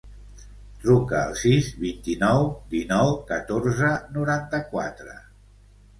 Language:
Catalan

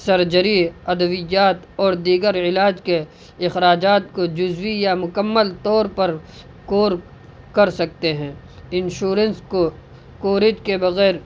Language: Urdu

